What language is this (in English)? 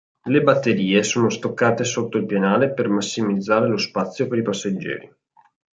Italian